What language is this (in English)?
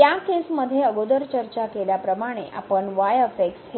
Marathi